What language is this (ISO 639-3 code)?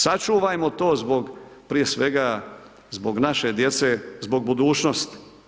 hrv